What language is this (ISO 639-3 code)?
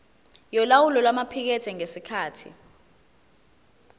zul